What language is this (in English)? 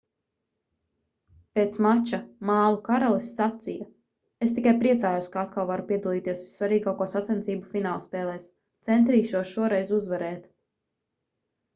Latvian